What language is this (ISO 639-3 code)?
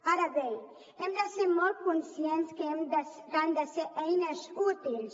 cat